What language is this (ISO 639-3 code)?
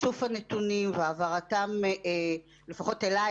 heb